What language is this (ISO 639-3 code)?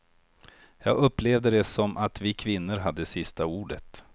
swe